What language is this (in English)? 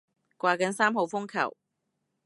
Cantonese